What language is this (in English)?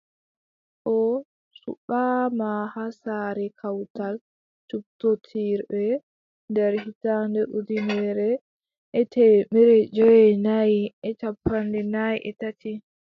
Adamawa Fulfulde